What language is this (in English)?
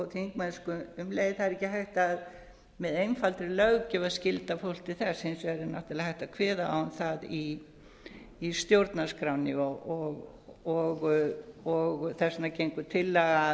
Icelandic